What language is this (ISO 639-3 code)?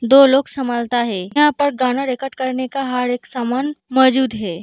hin